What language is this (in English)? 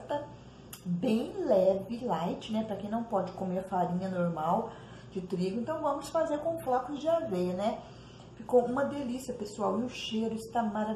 Portuguese